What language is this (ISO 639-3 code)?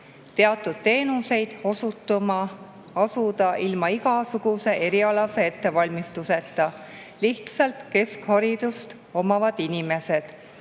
est